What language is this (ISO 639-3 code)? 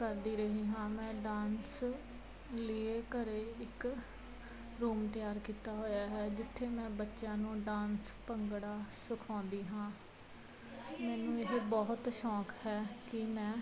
pan